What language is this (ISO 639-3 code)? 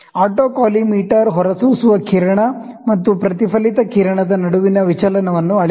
kan